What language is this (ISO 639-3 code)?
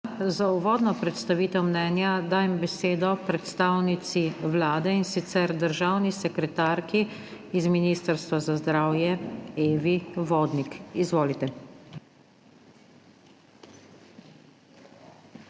slv